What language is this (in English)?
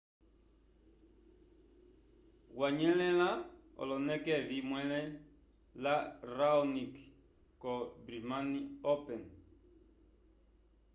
Umbundu